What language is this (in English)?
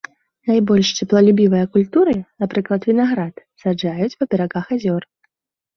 Belarusian